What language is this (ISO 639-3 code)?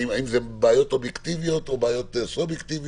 heb